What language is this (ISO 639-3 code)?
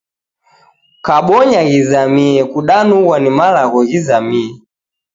dav